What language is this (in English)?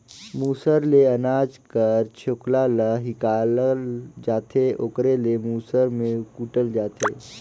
Chhattisgarhi